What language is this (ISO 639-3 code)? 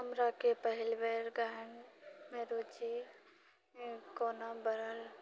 mai